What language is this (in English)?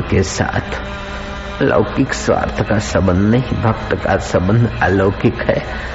Hindi